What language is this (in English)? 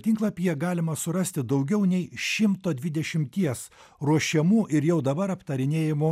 Lithuanian